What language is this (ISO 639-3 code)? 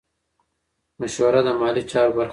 pus